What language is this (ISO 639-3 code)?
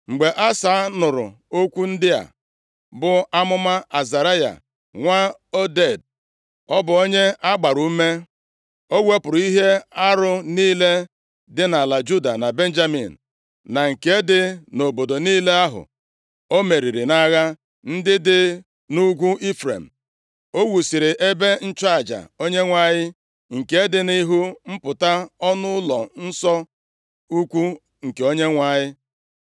ibo